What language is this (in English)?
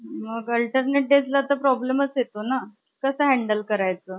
Marathi